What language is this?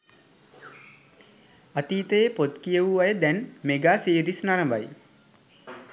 Sinhala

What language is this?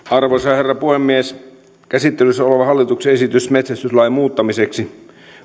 Finnish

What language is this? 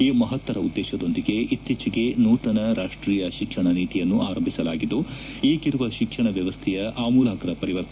Kannada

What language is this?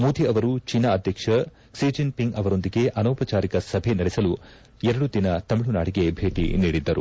Kannada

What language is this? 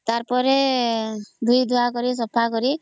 Odia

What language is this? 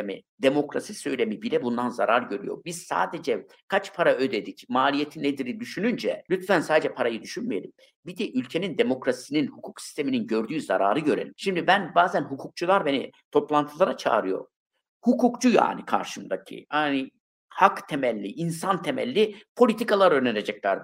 Turkish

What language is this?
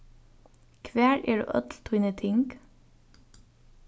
Faroese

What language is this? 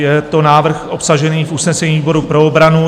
Czech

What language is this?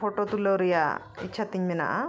Santali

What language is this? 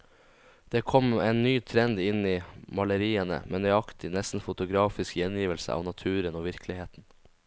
Norwegian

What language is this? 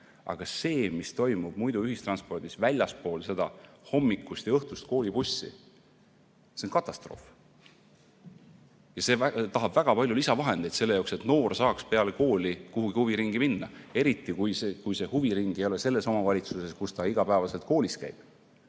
Estonian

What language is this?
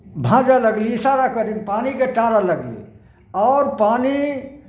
Maithili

